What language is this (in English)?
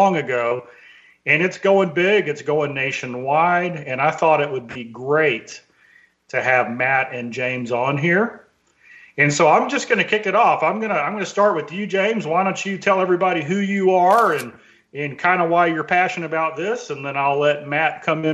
English